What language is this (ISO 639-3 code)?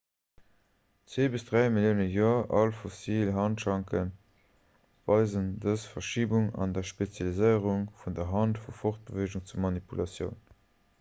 ltz